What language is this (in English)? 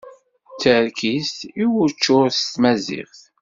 Kabyle